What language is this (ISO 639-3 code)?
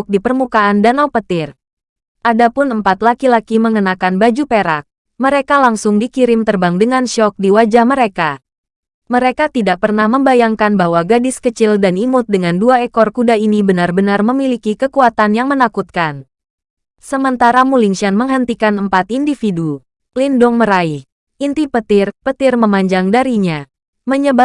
ind